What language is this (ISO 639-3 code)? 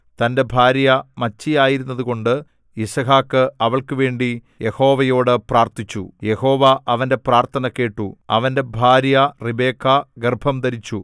mal